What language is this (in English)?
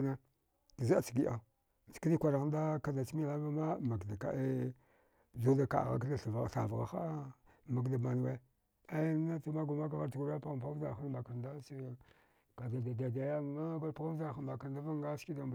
Dghwede